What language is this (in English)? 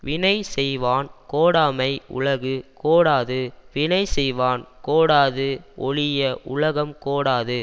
Tamil